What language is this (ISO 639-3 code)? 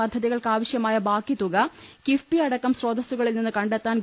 mal